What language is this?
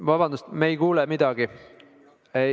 Estonian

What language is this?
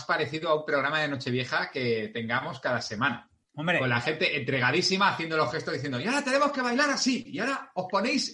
Spanish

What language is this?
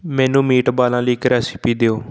Punjabi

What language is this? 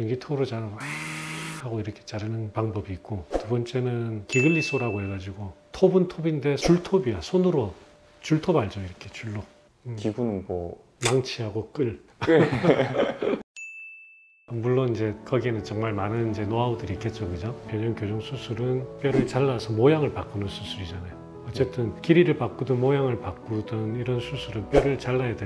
Korean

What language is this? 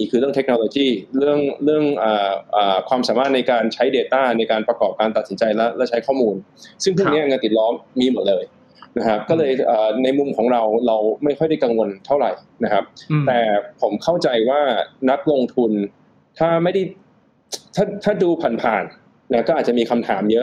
Thai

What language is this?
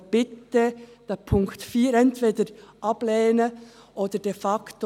Swiss German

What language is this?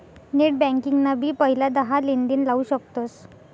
Marathi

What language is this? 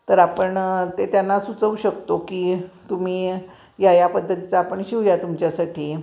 Marathi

